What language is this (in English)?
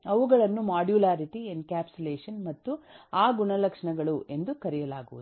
Kannada